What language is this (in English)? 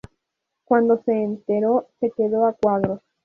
Spanish